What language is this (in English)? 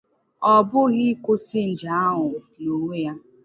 Igbo